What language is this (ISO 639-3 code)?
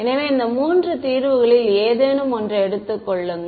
tam